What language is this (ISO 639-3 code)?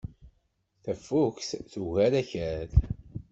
kab